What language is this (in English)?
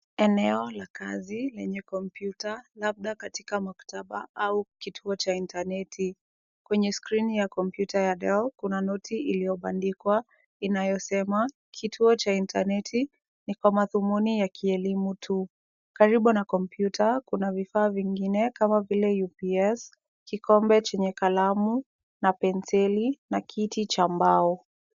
Swahili